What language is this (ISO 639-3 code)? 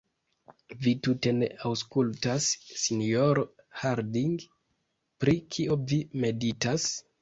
epo